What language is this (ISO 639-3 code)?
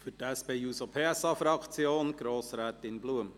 gsw